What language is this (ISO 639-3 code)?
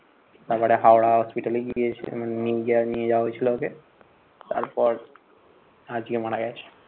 ben